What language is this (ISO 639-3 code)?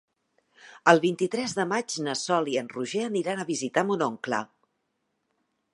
cat